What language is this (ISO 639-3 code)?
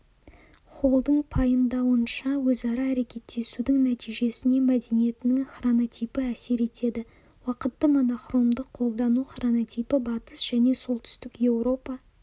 kaz